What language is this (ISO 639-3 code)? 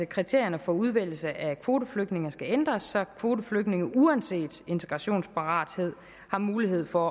dan